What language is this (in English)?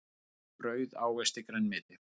Icelandic